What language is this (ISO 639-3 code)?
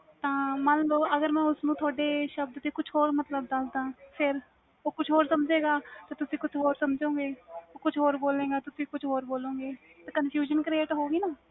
pan